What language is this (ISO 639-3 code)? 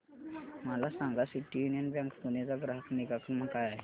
mar